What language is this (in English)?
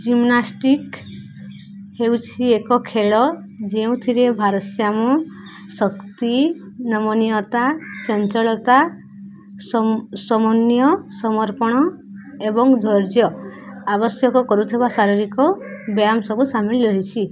Odia